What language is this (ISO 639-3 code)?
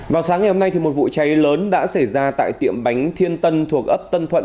vie